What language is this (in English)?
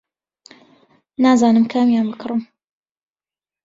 Central Kurdish